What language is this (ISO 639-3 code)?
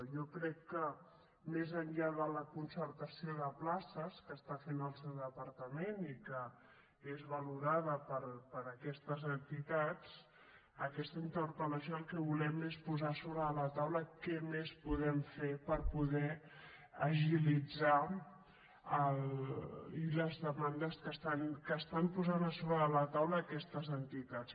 cat